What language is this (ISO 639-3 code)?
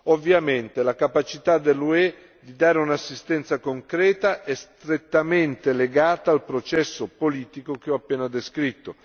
ita